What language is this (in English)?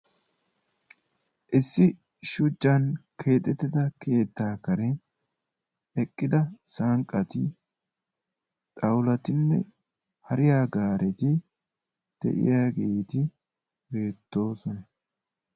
Wolaytta